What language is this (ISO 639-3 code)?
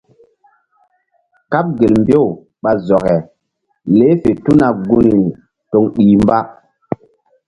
mdd